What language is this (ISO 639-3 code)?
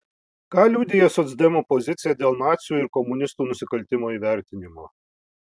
lit